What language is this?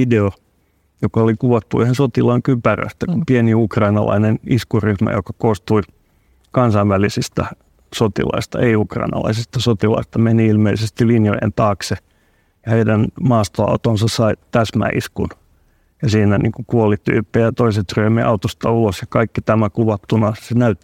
Finnish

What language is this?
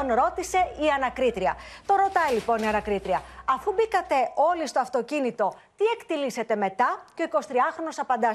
Greek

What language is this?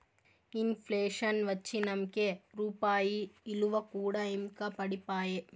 Telugu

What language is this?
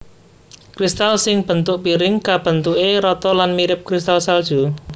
Javanese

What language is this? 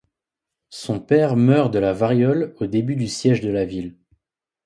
French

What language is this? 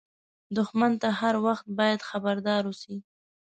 Pashto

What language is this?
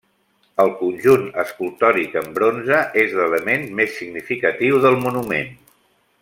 Catalan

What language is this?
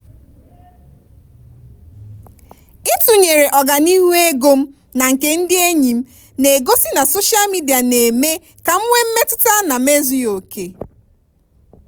Igbo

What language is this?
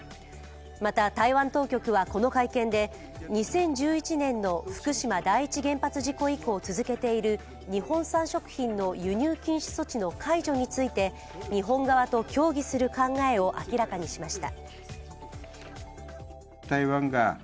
Japanese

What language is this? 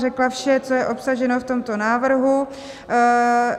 Czech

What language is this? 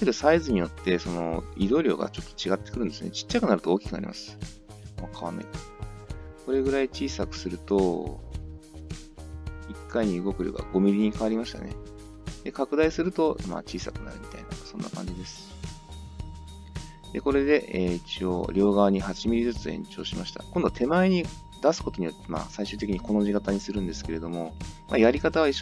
Japanese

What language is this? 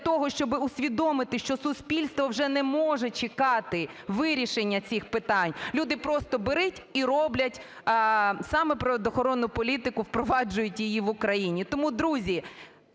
Ukrainian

